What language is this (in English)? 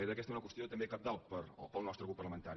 Catalan